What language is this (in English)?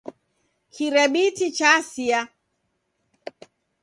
Taita